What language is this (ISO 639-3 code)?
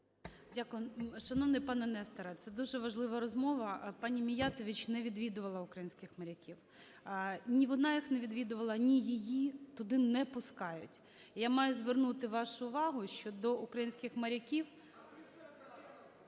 ukr